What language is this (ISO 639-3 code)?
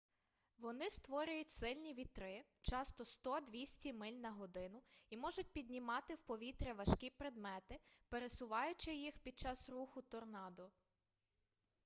ukr